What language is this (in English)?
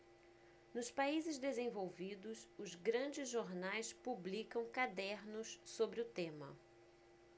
Portuguese